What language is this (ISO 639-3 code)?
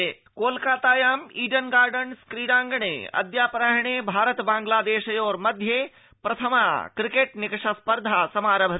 san